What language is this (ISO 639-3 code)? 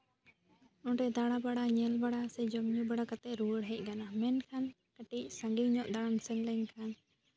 sat